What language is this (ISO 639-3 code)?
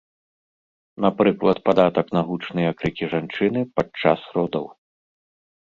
bel